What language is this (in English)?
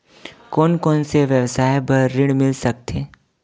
Chhattisgarhi